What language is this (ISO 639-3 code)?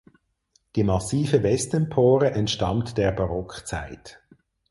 deu